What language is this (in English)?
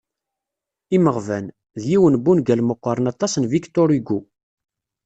Kabyle